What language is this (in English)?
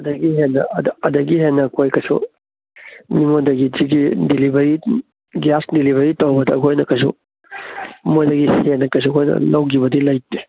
Manipuri